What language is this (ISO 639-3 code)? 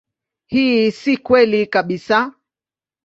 swa